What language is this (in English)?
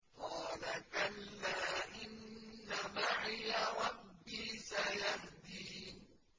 Arabic